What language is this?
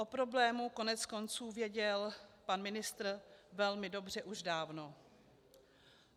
Czech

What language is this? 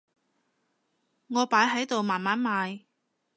Cantonese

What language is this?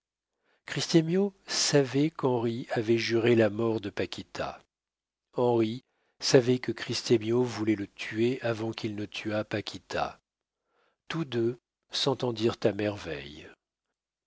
French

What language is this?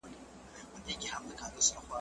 Pashto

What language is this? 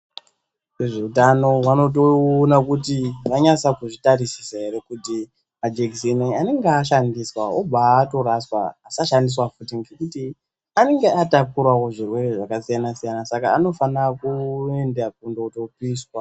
Ndau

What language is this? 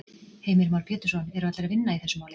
Icelandic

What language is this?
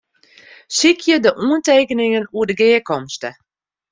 Western Frisian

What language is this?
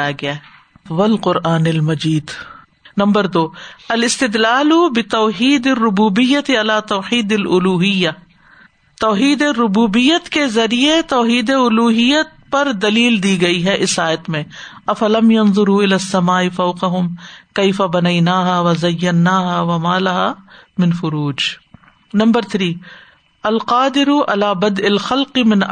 Urdu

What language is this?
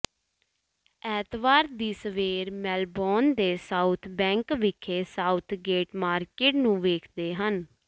Punjabi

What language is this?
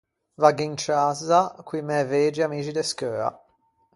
Ligurian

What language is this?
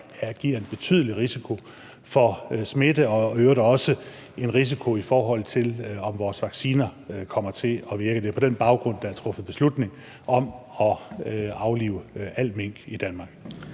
Danish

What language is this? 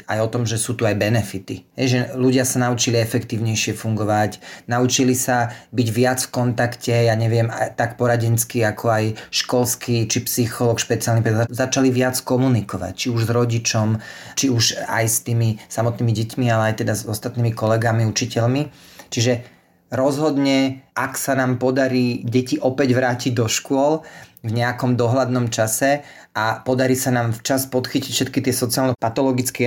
Slovak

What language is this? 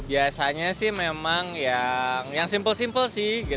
Indonesian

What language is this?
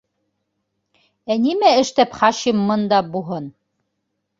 Bashkir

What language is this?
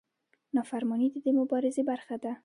Pashto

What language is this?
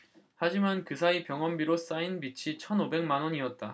Korean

